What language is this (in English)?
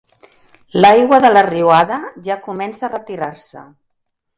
Catalan